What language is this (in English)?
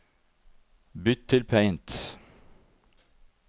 Norwegian